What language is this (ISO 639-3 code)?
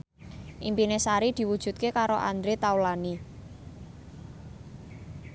jav